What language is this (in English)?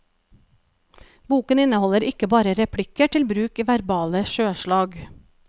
Norwegian